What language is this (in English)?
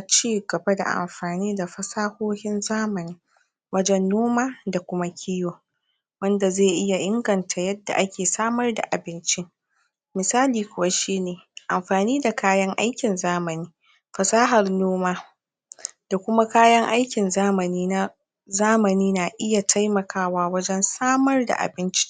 Hausa